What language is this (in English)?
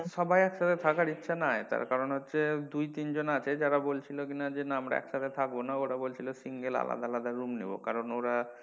Bangla